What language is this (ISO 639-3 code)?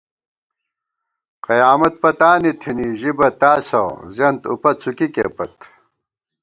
gwt